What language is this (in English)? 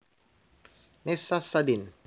Javanese